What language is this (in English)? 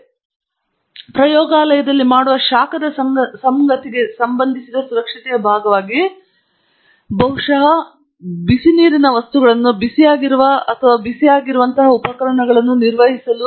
Kannada